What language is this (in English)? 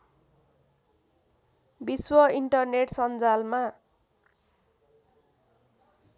Nepali